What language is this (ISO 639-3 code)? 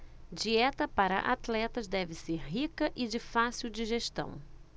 por